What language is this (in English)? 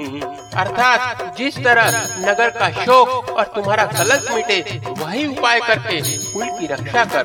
Hindi